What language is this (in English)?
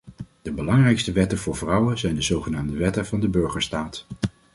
Dutch